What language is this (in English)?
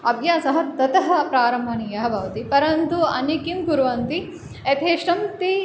Sanskrit